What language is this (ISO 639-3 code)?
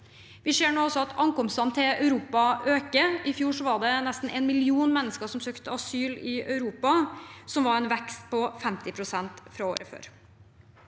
nor